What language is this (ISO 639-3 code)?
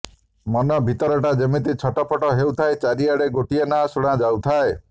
ori